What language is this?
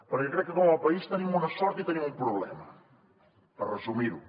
Catalan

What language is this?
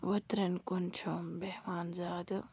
Kashmiri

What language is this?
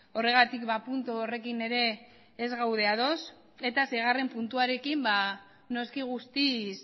Basque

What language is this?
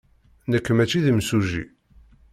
Kabyle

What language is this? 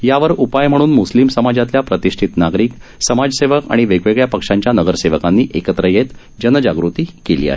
Marathi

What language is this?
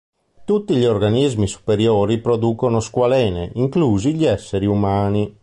Italian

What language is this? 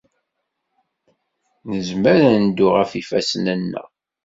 Kabyle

